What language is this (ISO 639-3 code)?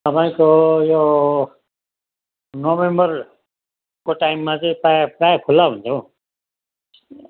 nep